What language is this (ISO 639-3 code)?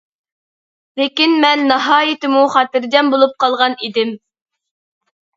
uig